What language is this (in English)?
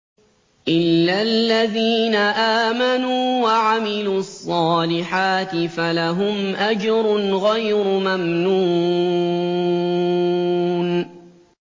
Arabic